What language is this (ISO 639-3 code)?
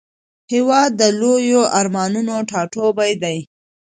pus